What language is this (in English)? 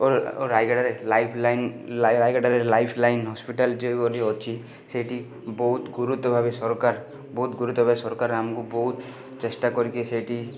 Odia